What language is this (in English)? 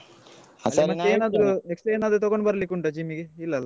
Kannada